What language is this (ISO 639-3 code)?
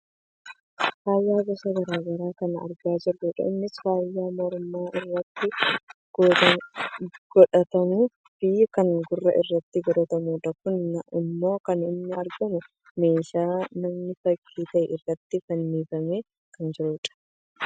orm